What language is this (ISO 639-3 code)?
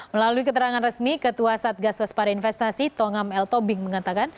ind